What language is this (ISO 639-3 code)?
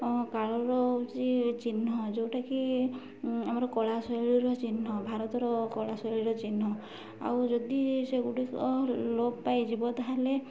ori